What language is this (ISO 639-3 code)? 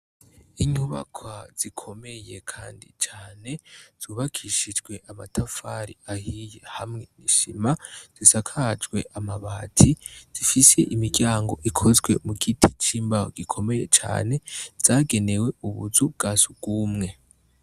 run